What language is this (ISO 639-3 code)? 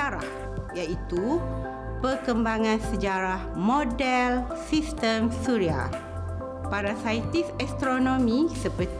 msa